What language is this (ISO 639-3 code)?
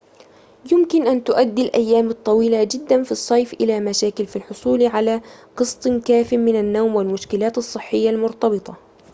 ara